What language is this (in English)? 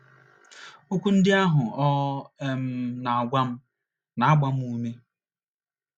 Igbo